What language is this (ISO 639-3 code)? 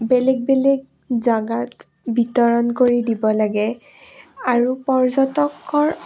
asm